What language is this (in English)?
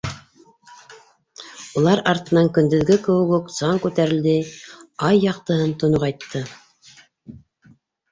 Bashkir